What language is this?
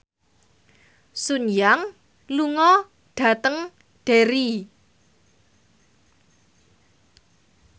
Javanese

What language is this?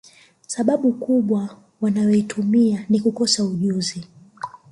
Swahili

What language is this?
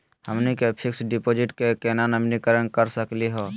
Magahi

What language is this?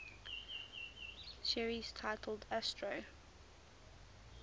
English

